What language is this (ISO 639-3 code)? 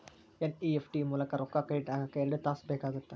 kan